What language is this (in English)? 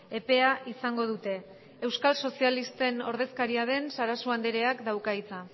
Basque